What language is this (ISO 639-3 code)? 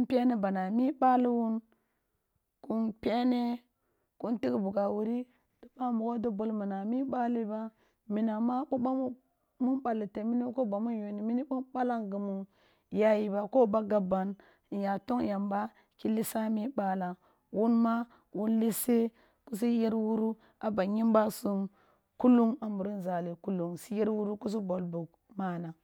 bbu